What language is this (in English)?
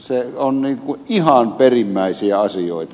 Finnish